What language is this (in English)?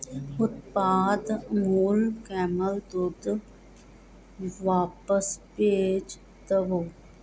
Punjabi